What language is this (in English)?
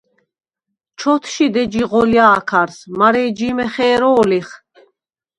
Svan